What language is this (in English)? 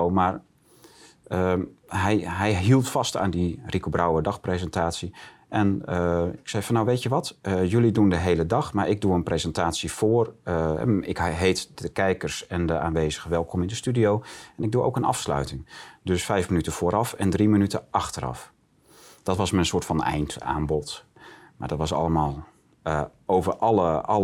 Dutch